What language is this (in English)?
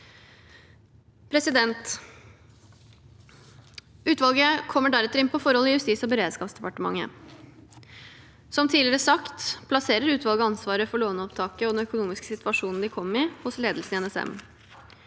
Norwegian